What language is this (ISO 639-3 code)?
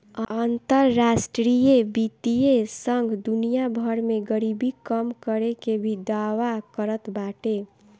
bho